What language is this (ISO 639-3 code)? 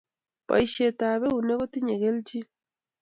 kln